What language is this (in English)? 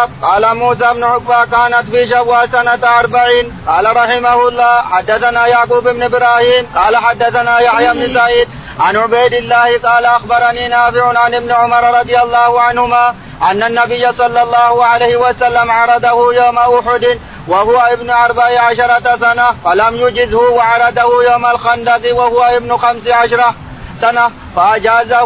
Arabic